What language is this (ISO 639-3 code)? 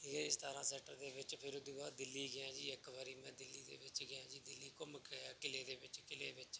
pan